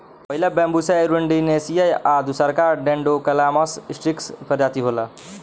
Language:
Bhojpuri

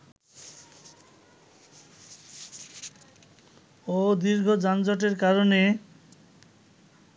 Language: Bangla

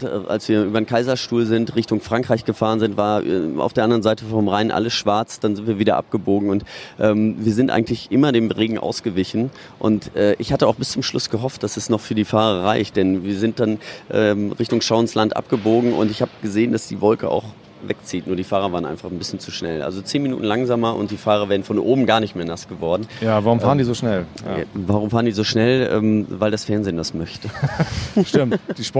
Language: German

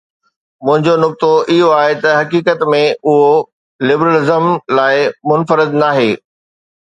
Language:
Sindhi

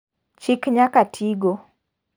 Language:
Luo (Kenya and Tanzania)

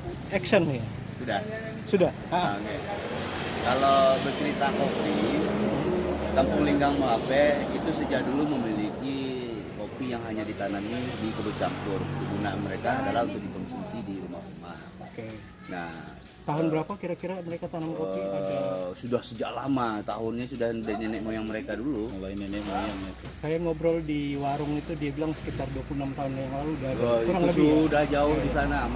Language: Indonesian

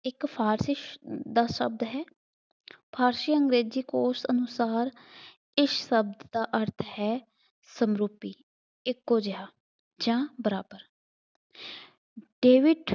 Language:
Punjabi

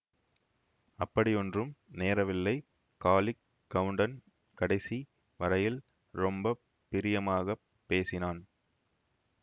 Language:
Tamil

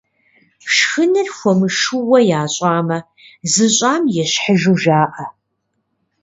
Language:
Kabardian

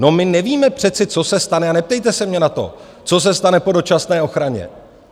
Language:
Czech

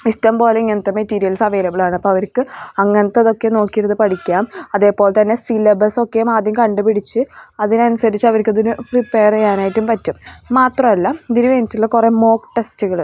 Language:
Malayalam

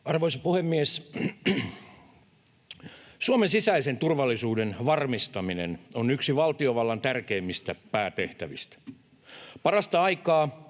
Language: Finnish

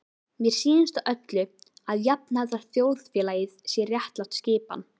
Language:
Icelandic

